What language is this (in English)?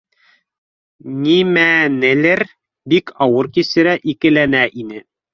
Bashkir